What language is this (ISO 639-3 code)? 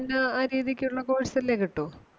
mal